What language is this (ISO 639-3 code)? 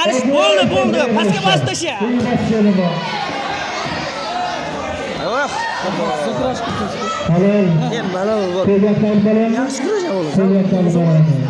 tur